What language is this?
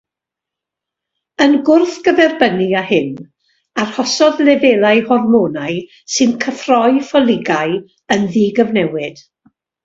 Welsh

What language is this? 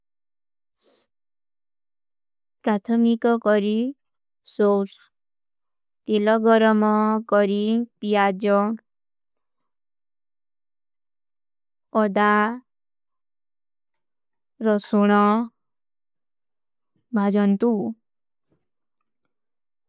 Kui (India)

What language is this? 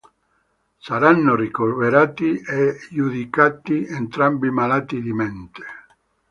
Italian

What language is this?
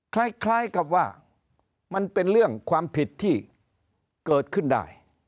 Thai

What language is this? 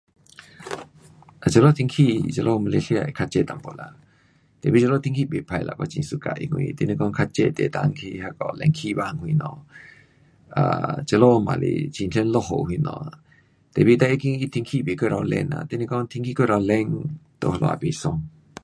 Pu-Xian Chinese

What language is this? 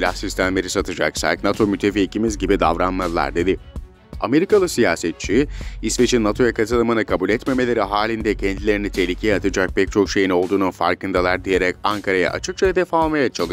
Turkish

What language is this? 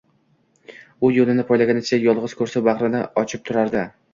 Uzbek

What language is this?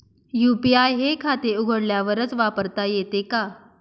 Marathi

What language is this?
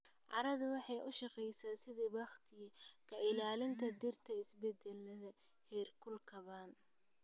Somali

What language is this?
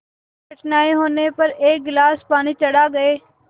Hindi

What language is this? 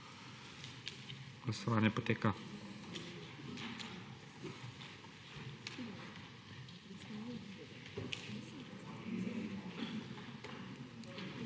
Slovenian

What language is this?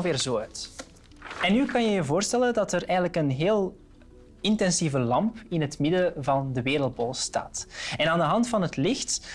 Dutch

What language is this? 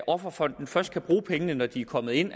Danish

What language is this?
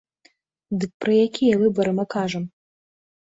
Belarusian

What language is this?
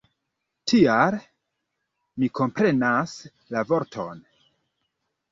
Esperanto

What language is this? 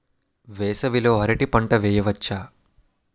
Telugu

